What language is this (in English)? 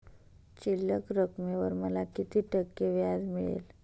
Marathi